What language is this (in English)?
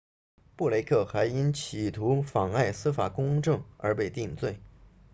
Chinese